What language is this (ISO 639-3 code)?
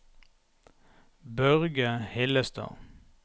nor